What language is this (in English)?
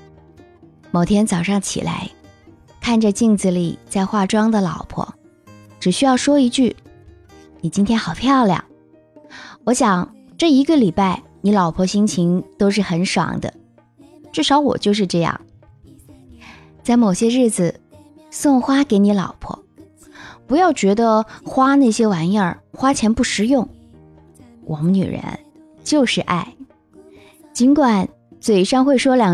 Chinese